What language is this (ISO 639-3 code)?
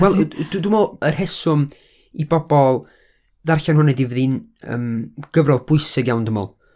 cym